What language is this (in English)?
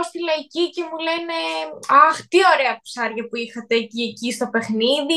Greek